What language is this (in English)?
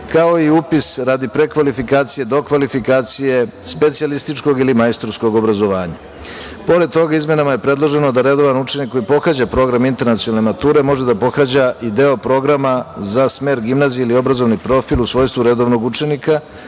Serbian